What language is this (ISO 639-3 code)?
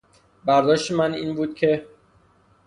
fas